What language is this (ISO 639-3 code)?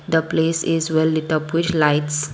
eng